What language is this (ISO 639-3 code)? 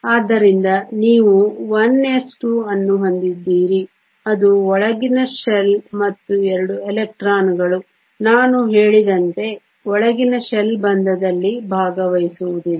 kan